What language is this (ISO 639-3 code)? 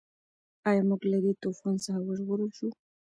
pus